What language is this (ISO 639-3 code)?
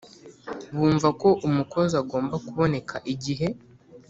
kin